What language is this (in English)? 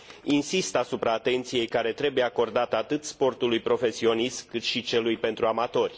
Romanian